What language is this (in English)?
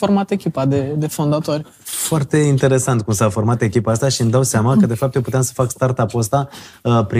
Romanian